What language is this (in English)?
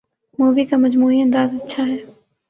Urdu